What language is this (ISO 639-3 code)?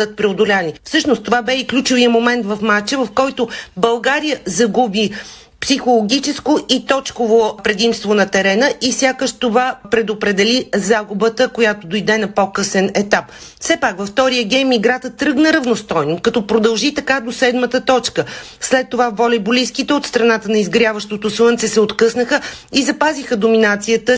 bul